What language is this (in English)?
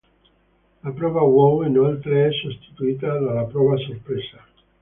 Italian